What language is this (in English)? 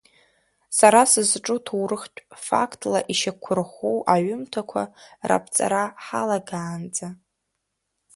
Abkhazian